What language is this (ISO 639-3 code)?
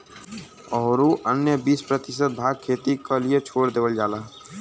bho